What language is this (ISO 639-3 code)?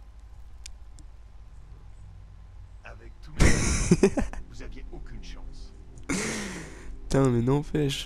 fra